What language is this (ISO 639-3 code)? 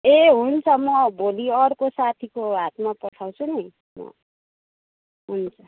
nep